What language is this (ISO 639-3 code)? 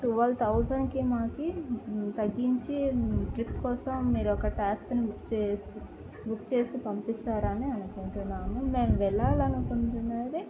tel